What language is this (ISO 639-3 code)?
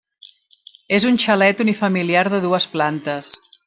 cat